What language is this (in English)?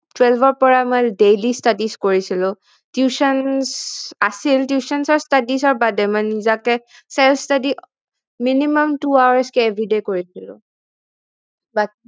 Assamese